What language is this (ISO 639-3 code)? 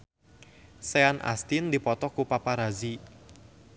sun